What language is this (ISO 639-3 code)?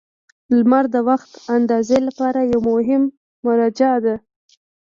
pus